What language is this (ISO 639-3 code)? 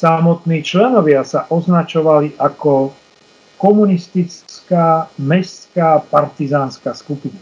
slk